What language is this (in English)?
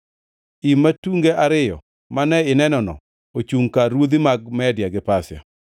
Luo (Kenya and Tanzania)